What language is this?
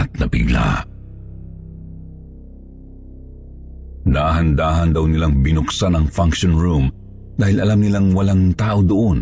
Filipino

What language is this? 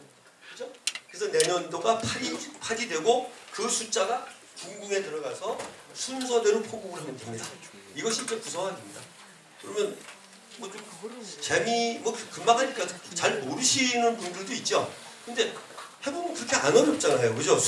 Korean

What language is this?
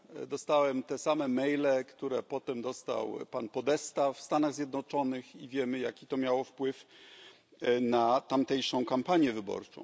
Polish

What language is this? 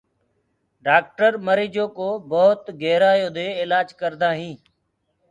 Gurgula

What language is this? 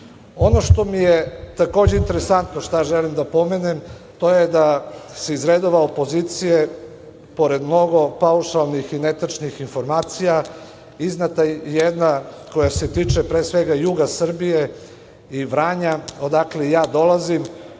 Serbian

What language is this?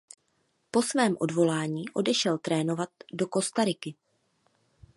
Czech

